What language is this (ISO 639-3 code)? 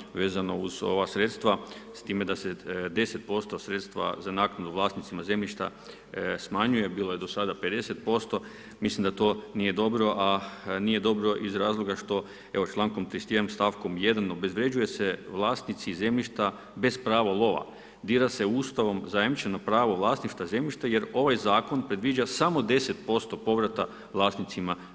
hrv